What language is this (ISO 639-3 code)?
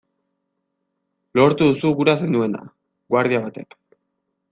eus